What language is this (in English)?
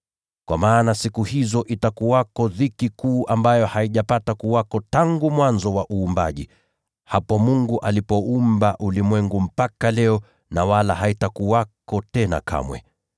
Swahili